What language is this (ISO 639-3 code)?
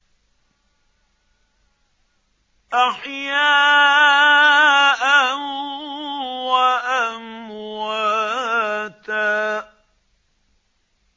ara